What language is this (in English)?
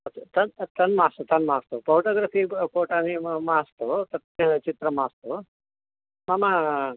Sanskrit